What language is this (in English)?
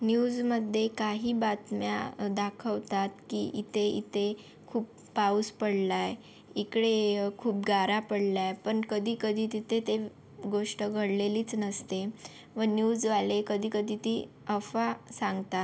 Marathi